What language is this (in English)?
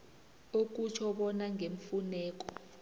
South Ndebele